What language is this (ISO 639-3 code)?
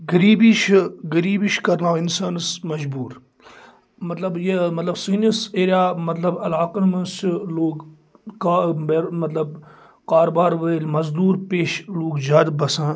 kas